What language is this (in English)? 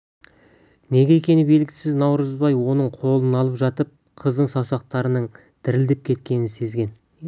Kazakh